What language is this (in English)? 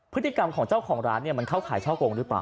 Thai